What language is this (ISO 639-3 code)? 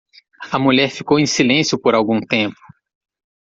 por